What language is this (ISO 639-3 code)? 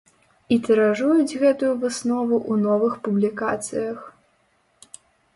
bel